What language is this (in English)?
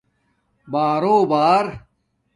Domaaki